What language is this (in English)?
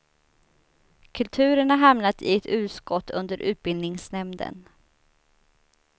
Swedish